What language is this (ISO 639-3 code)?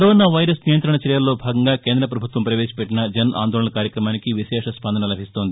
tel